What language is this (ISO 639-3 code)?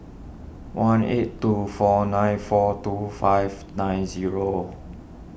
eng